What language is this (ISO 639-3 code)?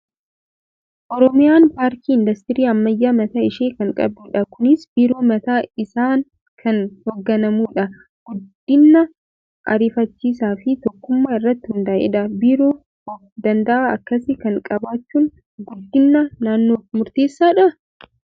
orm